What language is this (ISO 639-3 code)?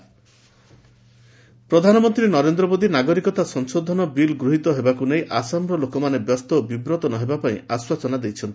ori